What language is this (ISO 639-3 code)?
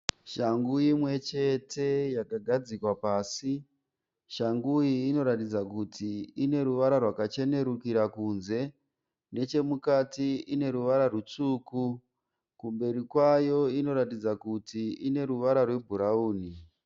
sna